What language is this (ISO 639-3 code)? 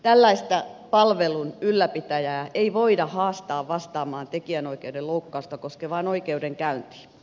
fin